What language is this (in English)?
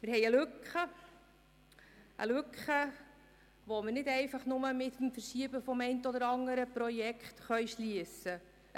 Swiss German